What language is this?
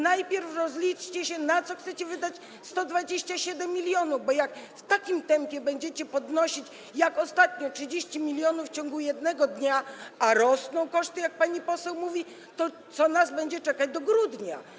Polish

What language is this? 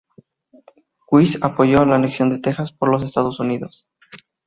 Spanish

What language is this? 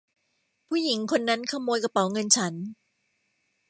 Thai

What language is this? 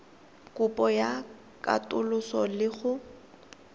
Tswana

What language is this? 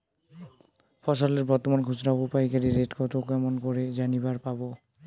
Bangla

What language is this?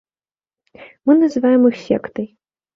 Belarusian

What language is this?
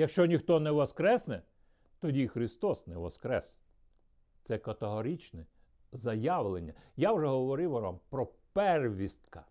Ukrainian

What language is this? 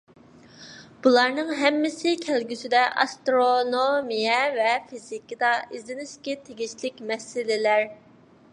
Uyghur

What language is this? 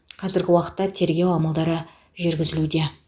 Kazakh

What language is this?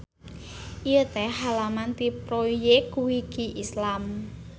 Sundanese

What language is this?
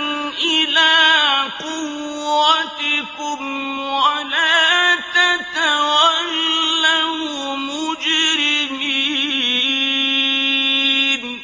Arabic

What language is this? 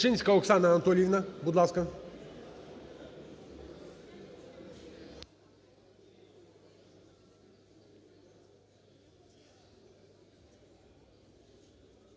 Ukrainian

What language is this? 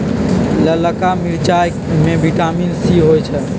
Magahi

